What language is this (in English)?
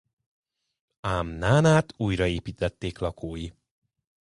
Hungarian